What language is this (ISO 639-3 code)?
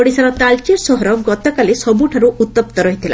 ori